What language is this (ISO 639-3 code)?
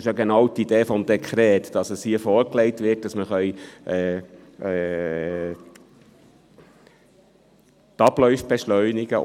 gsw